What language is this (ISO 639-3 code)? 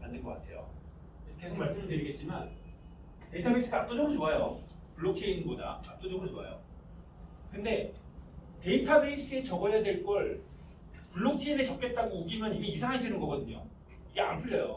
kor